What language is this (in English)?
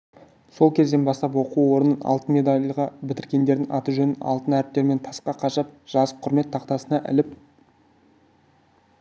Kazakh